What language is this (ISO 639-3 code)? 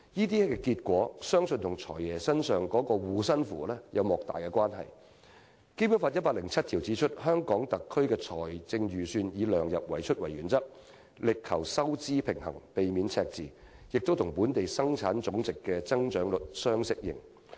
yue